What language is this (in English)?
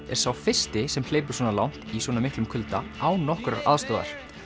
Icelandic